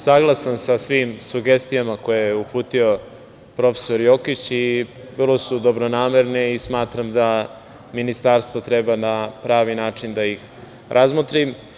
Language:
Serbian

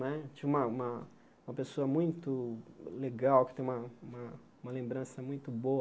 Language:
Portuguese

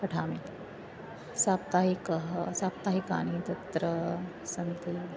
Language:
Sanskrit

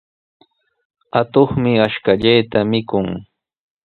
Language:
Sihuas Ancash Quechua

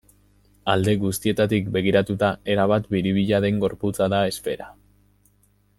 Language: Basque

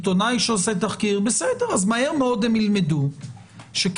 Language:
Hebrew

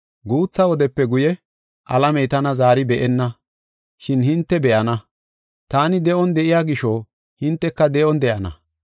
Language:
Gofa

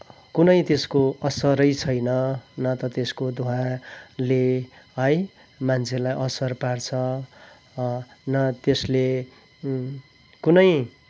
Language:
Nepali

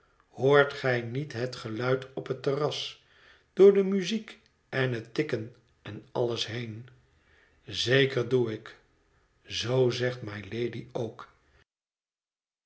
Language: Dutch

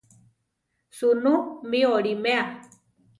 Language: Central Tarahumara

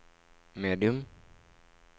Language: Norwegian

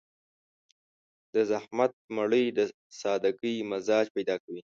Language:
Pashto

